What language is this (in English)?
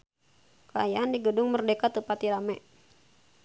Sundanese